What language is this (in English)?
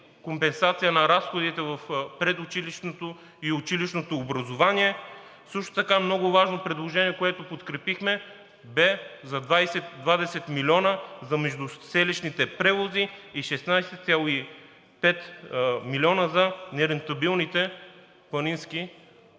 Bulgarian